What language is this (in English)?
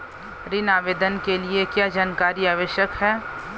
Hindi